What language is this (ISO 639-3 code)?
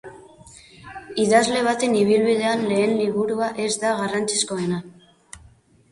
eus